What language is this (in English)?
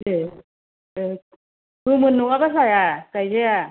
Bodo